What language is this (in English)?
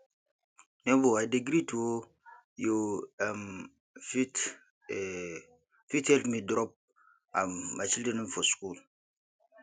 Nigerian Pidgin